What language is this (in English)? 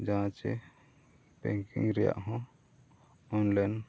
Santali